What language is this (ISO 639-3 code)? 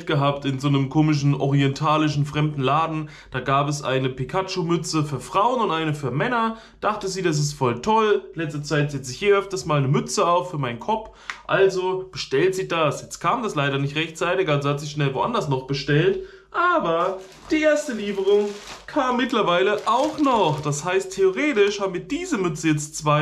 deu